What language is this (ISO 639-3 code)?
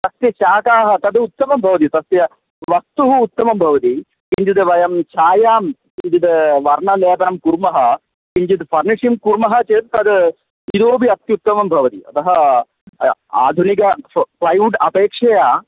san